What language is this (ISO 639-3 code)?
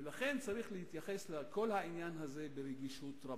heb